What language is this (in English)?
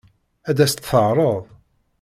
Kabyle